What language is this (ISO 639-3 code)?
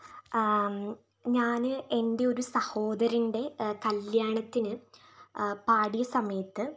mal